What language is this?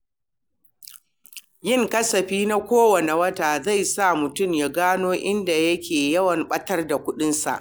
Hausa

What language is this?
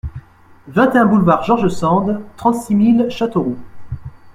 French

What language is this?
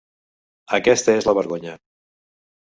Catalan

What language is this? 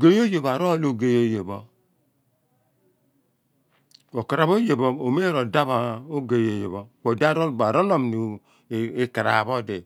Abua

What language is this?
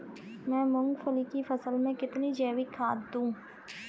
Hindi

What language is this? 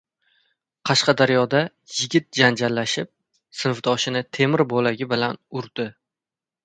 Uzbek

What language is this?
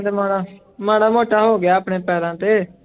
Punjabi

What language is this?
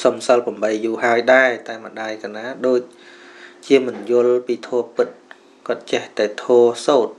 Vietnamese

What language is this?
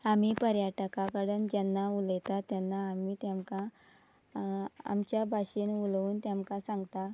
Konkani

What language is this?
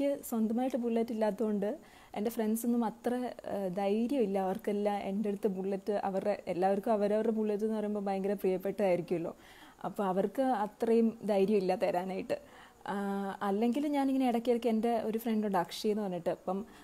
Hindi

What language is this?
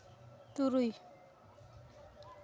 Santali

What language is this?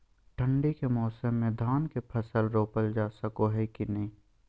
Magahi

